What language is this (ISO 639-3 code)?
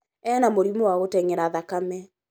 kik